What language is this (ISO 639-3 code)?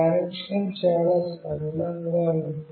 tel